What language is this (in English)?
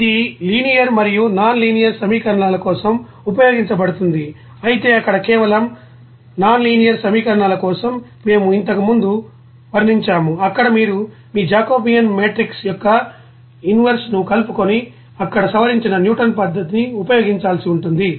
Telugu